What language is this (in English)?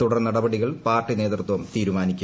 Malayalam